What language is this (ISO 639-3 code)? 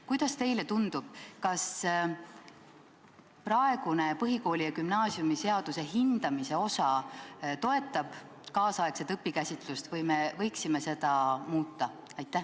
est